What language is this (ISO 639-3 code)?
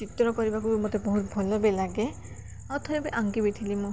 ori